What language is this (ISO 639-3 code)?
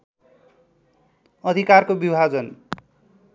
nep